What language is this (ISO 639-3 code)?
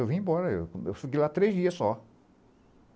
por